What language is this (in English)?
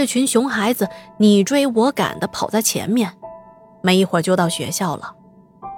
Chinese